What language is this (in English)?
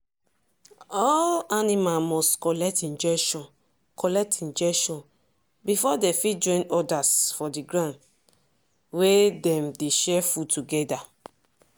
Nigerian Pidgin